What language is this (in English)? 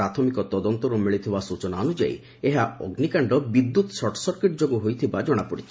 Odia